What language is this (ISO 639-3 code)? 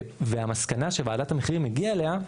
heb